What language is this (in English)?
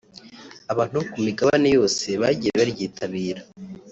Kinyarwanda